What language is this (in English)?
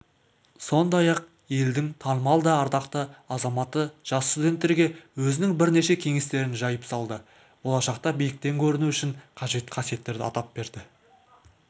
Kazakh